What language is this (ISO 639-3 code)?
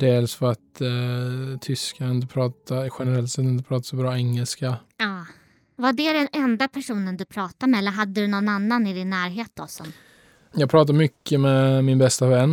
swe